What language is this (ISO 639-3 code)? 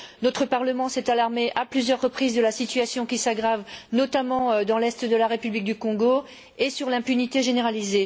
fra